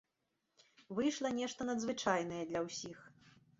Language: Belarusian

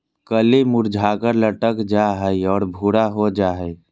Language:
Magahi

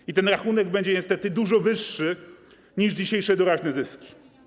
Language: Polish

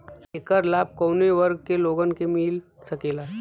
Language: Bhojpuri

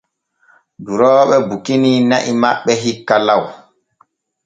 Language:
Borgu Fulfulde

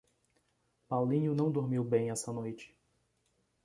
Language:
Portuguese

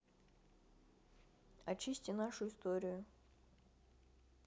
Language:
Russian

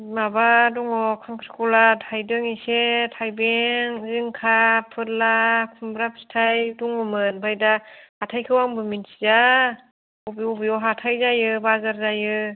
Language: Bodo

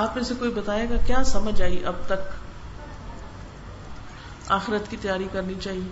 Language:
Urdu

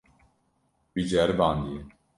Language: Kurdish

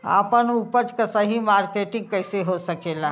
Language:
Bhojpuri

